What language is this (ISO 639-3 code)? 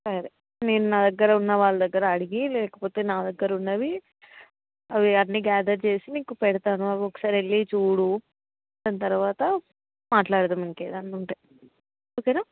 tel